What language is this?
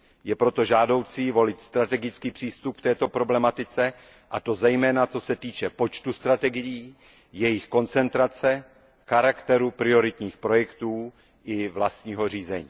Czech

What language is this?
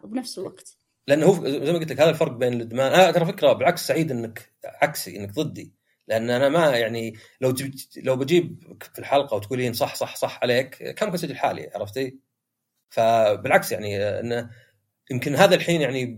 Arabic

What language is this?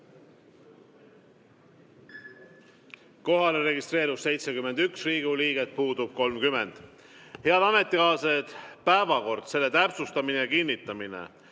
Estonian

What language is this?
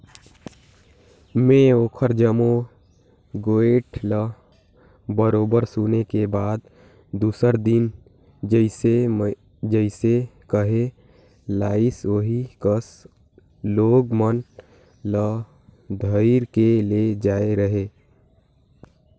Chhattisgarhi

